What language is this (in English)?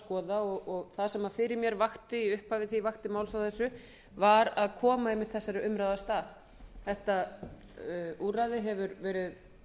Icelandic